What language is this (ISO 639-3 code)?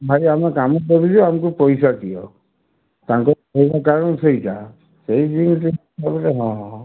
ori